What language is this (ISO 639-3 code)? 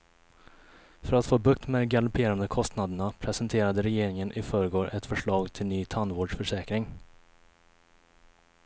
swe